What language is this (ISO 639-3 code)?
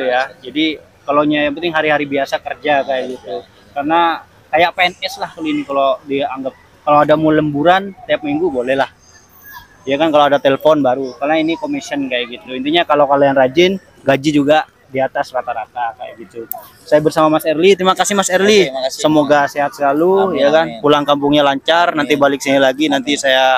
ind